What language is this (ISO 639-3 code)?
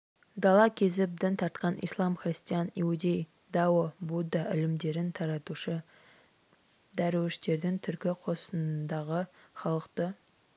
kaz